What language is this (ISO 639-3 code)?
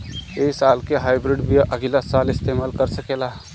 bho